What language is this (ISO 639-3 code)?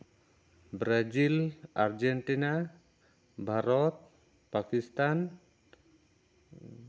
sat